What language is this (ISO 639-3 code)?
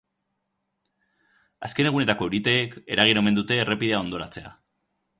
eus